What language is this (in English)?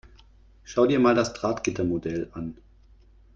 German